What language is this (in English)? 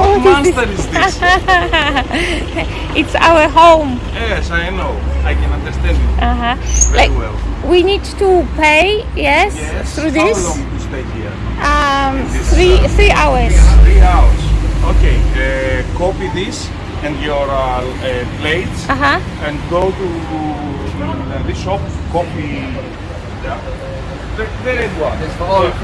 Polish